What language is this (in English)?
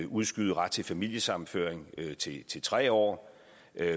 Danish